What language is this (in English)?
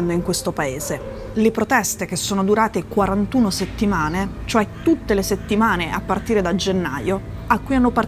Italian